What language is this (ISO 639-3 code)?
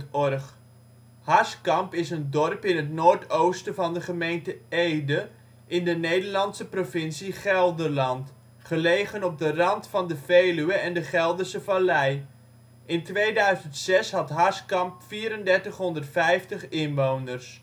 nld